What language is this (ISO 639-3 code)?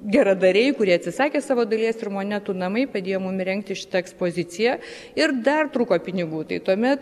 lit